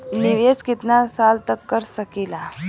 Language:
Bhojpuri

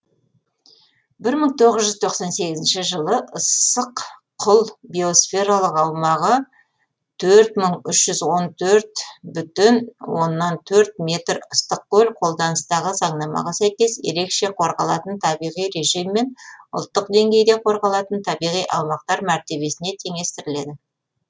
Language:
Kazakh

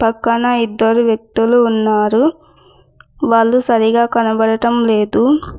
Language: Telugu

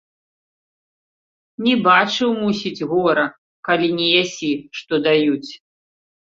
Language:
Belarusian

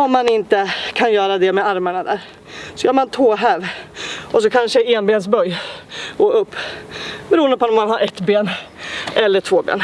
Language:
Swedish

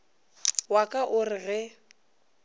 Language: Northern Sotho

